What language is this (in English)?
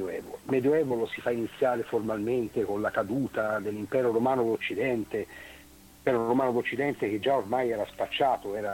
Italian